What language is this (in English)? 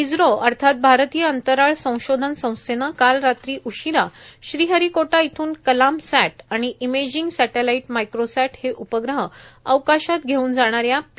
Marathi